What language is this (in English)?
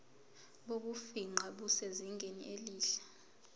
Zulu